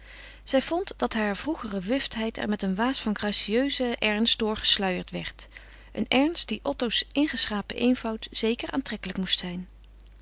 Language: Dutch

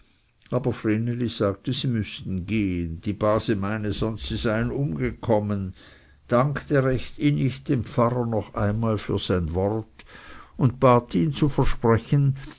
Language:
German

